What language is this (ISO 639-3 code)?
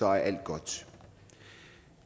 dan